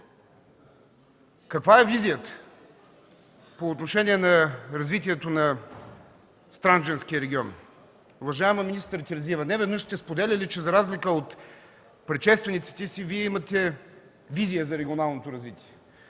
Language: Bulgarian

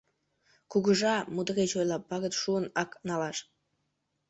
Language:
Mari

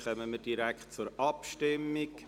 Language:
Swiss German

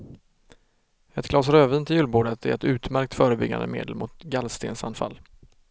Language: Swedish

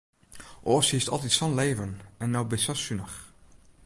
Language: Western Frisian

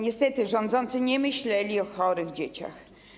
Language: Polish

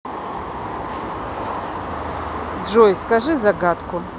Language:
Russian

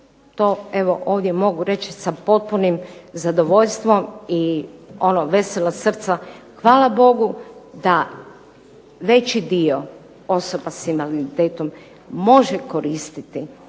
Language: Croatian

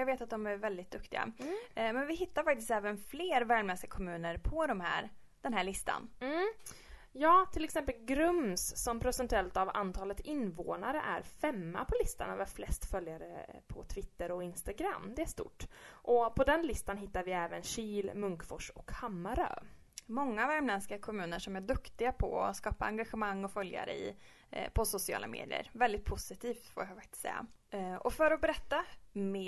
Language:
Swedish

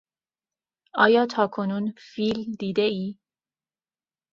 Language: Persian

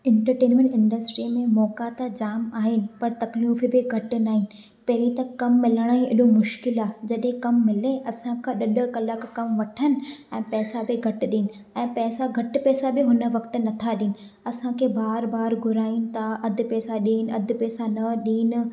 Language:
Sindhi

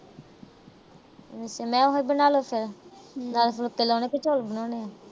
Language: Punjabi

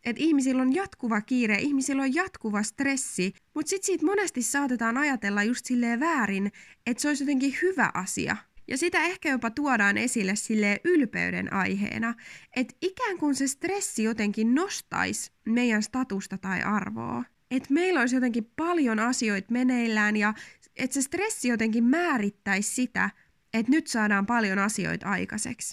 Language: Finnish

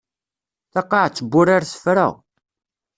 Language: Kabyle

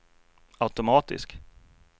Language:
Swedish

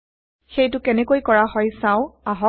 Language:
Assamese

